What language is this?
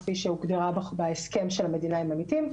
Hebrew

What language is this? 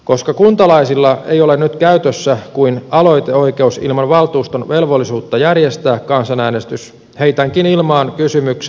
Finnish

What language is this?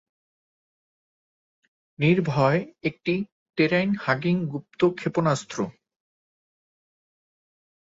Bangla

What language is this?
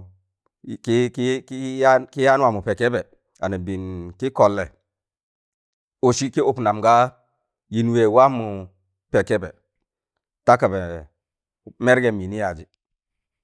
Tangale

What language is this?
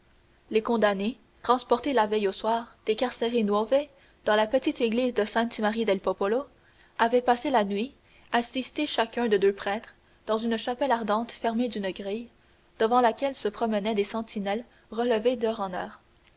French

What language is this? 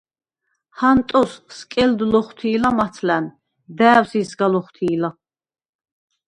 Svan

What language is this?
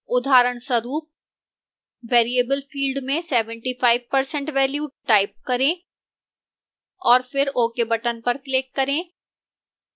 Hindi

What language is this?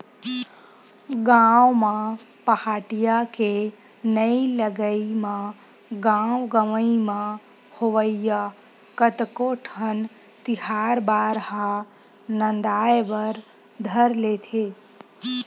Chhattisgarhi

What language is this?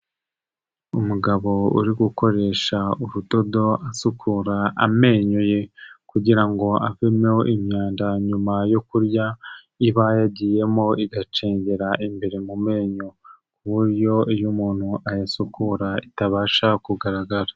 Kinyarwanda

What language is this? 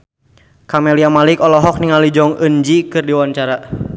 Sundanese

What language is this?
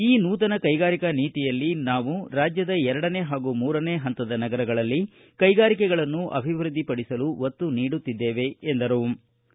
Kannada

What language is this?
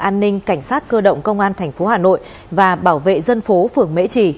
Vietnamese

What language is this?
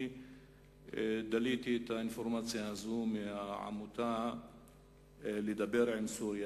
Hebrew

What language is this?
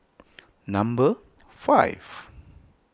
English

